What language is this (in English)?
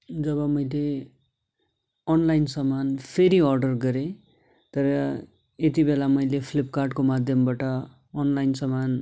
Nepali